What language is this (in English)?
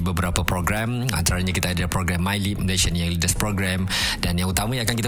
Malay